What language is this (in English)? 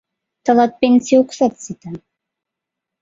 Mari